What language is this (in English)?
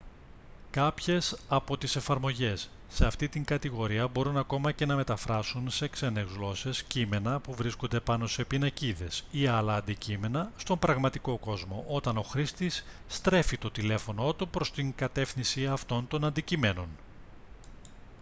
Greek